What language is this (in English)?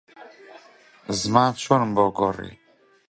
Central Kurdish